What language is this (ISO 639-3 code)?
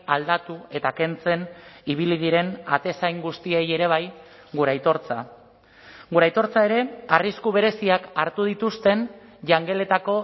eus